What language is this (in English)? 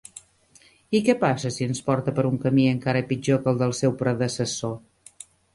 Catalan